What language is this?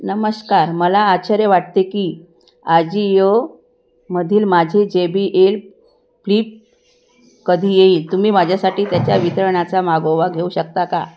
Marathi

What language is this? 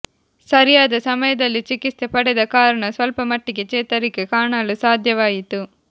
Kannada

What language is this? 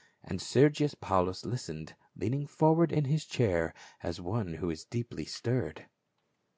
English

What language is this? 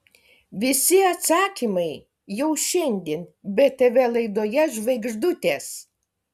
Lithuanian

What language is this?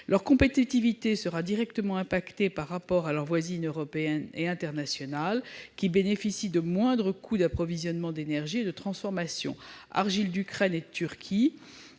French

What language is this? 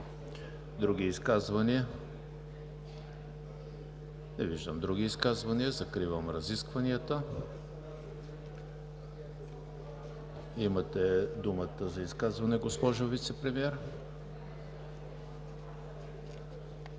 Bulgarian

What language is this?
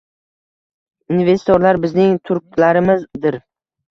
Uzbek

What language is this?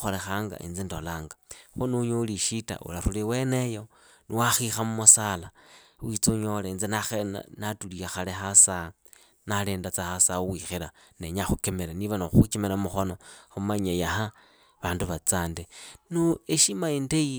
Idakho-Isukha-Tiriki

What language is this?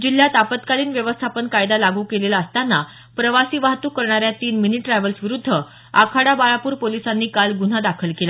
Marathi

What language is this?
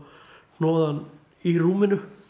Icelandic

